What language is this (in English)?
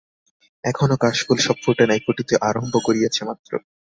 Bangla